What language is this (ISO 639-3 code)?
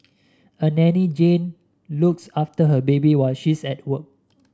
eng